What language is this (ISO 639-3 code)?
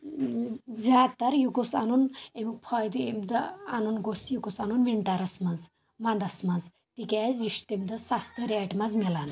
kas